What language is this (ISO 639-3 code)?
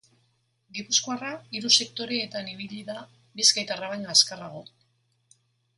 eus